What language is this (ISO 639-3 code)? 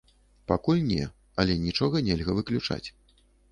bel